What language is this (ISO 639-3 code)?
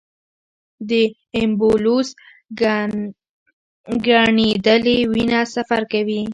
pus